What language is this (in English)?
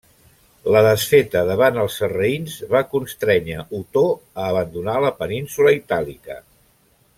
Catalan